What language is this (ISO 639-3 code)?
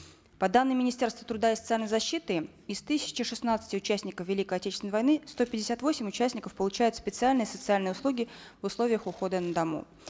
kaz